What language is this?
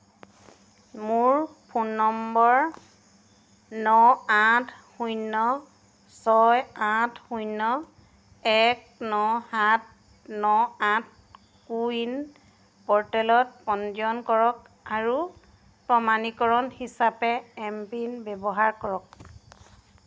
Assamese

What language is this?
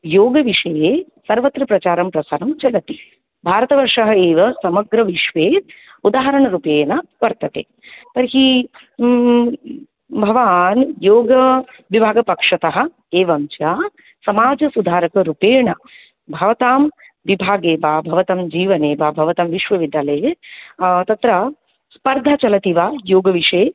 Sanskrit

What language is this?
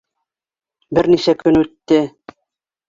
Bashkir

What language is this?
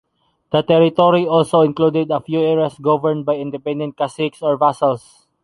English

